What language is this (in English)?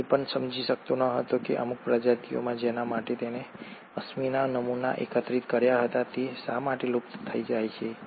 Gujarati